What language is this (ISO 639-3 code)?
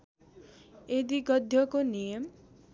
nep